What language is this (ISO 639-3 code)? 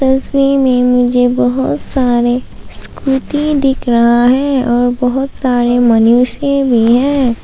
hin